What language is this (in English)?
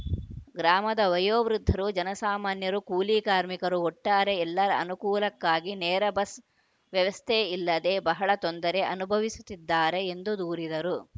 Kannada